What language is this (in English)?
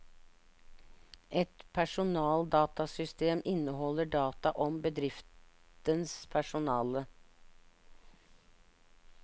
Norwegian